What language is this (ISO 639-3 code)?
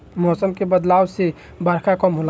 bho